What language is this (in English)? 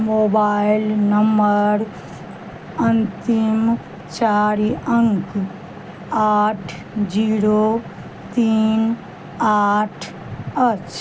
Maithili